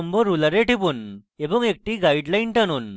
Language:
Bangla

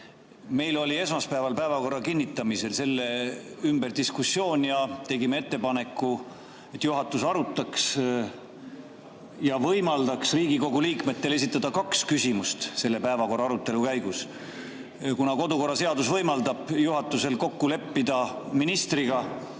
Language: Estonian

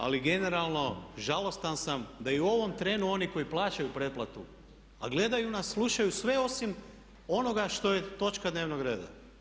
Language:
Croatian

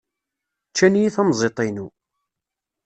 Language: Kabyle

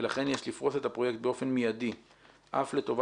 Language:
Hebrew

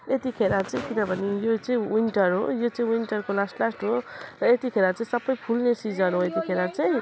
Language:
Nepali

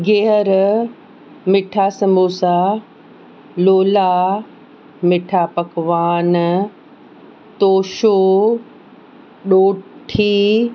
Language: Sindhi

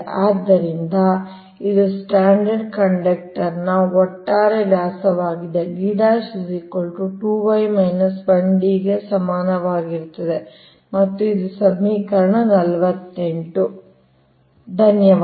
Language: Kannada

